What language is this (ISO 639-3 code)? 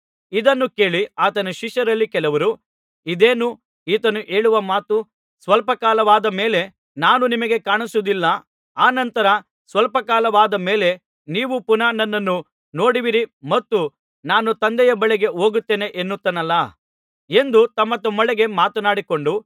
kan